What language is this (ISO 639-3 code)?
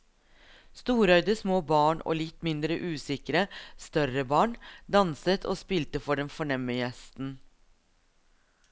nor